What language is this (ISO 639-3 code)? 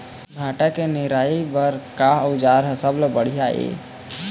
hne